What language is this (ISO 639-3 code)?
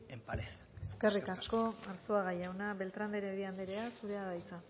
eus